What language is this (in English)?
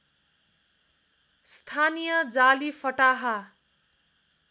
Nepali